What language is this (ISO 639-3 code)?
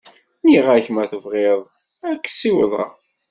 kab